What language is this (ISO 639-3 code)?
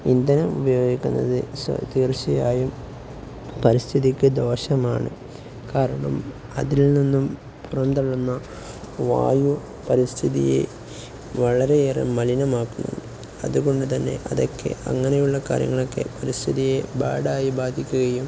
mal